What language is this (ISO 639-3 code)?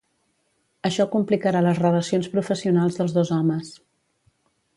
cat